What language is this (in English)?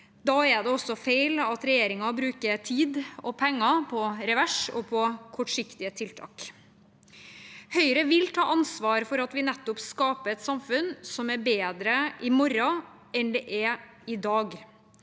Norwegian